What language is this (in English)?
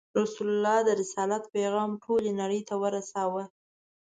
Pashto